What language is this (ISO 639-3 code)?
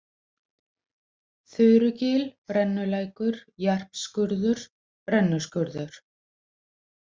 isl